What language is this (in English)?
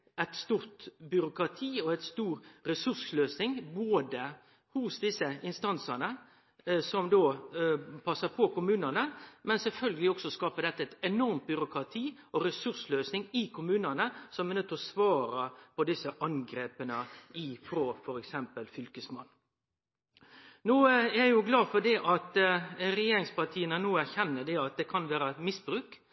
Norwegian Nynorsk